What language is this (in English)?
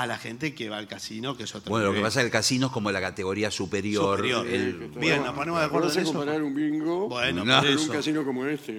Spanish